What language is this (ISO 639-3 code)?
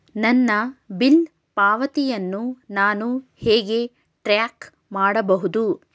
kan